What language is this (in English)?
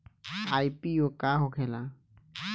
Bhojpuri